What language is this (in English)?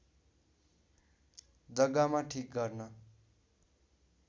Nepali